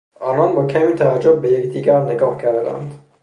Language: Persian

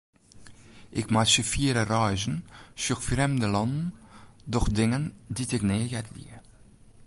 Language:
Western Frisian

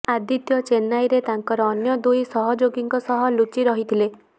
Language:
Odia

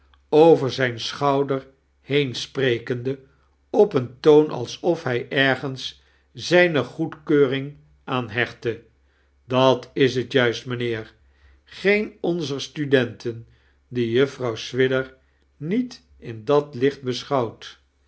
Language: Dutch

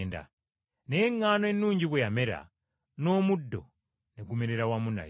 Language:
Ganda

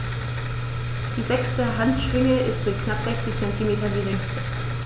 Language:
German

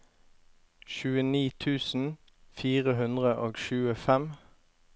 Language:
Norwegian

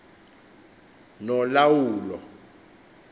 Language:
Xhosa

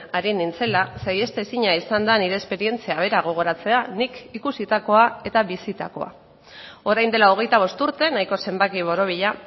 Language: Basque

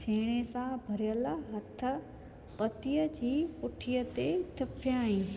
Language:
Sindhi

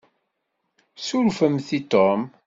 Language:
Kabyle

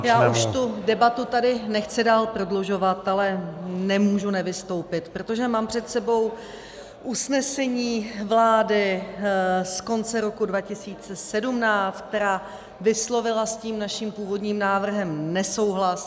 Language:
Czech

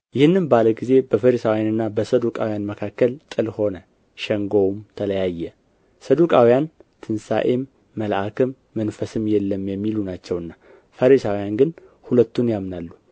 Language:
Amharic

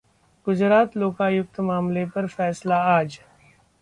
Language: Hindi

